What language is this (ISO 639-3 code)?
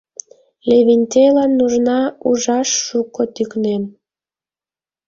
chm